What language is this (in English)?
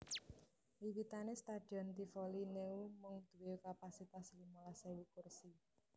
Javanese